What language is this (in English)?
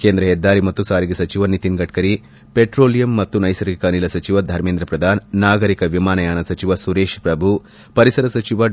Kannada